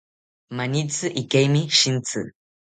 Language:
South Ucayali Ashéninka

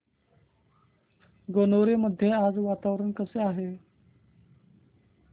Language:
Marathi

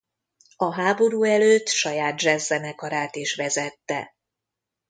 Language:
Hungarian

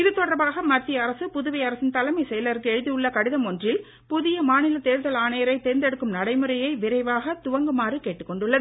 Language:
Tamil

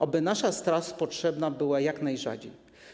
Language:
Polish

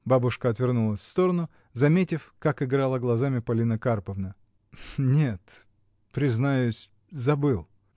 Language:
Russian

